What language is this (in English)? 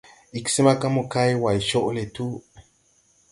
Tupuri